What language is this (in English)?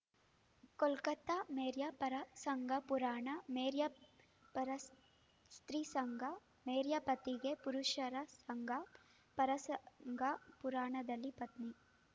Kannada